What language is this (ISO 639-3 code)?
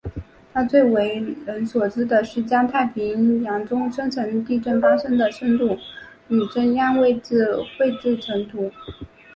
zho